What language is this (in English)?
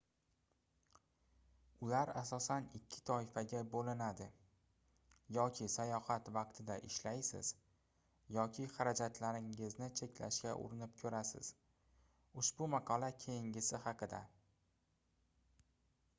Uzbek